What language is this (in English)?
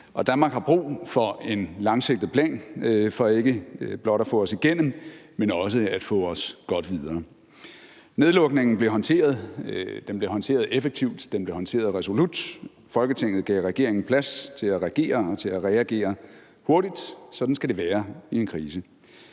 Danish